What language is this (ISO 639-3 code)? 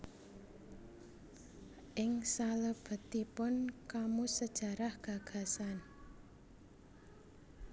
jav